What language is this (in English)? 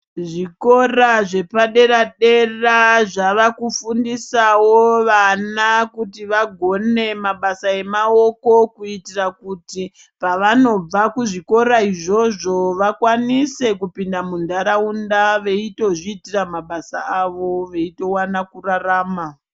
Ndau